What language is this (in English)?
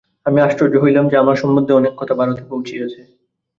Bangla